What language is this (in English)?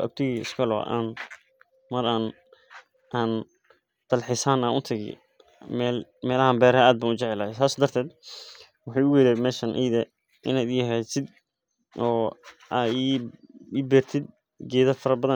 Somali